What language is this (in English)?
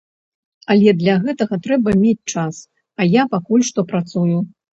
Belarusian